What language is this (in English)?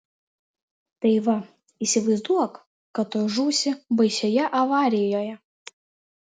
Lithuanian